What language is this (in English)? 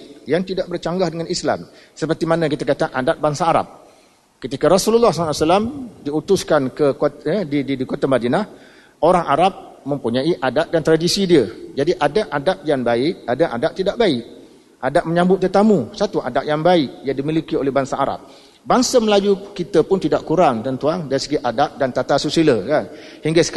Malay